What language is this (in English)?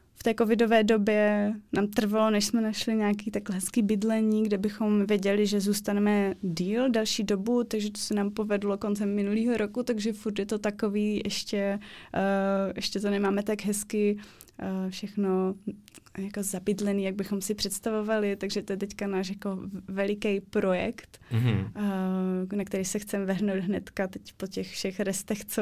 Czech